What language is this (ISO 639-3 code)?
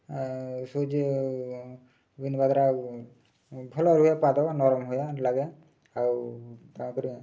ori